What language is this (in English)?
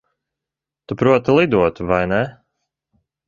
Latvian